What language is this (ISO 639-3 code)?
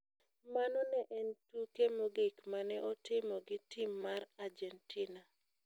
luo